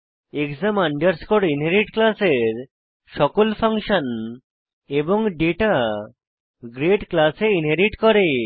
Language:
Bangla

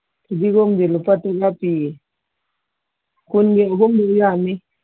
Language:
Manipuri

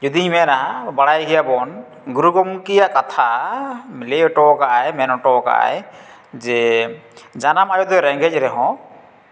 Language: Santali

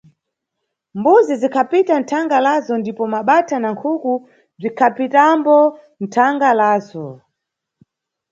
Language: Nyungwe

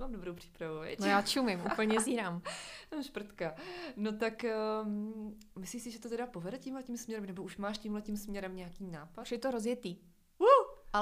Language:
Czech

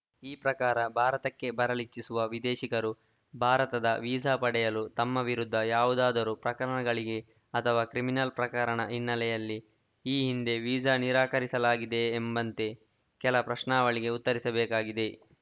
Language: Kannada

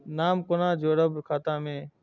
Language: Maithili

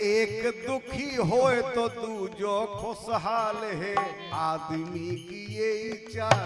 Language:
Hindi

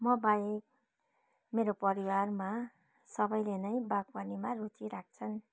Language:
Nepali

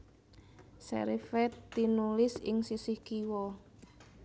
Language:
Javanese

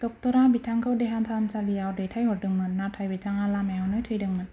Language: Bodo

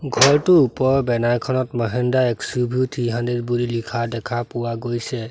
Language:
Assamese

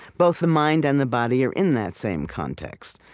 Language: English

